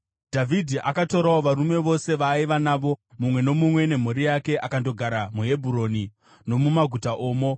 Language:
Shona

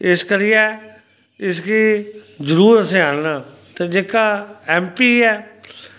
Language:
Dogri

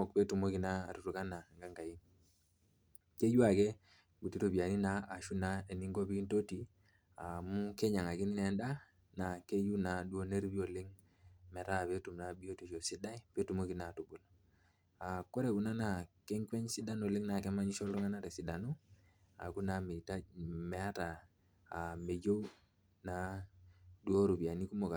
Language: Masai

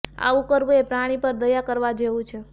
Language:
Gujarati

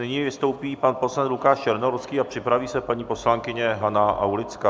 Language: Czech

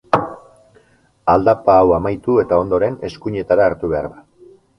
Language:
Basque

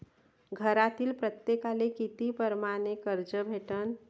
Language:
Marathi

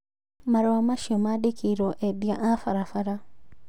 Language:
Kikuyu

